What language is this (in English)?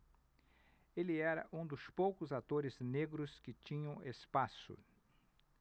Portuguese